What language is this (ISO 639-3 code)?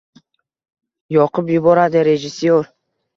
uzb